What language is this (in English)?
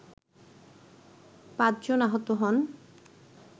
Bangla